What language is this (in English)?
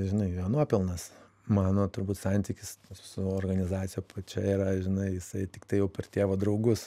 Lithuanian